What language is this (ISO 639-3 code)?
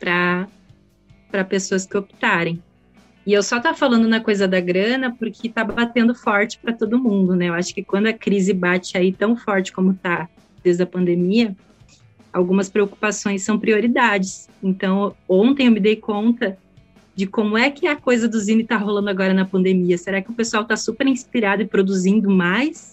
por